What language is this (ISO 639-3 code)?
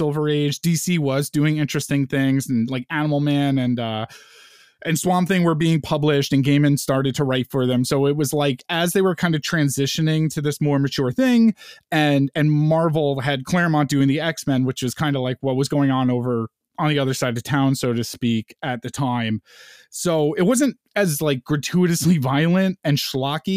eng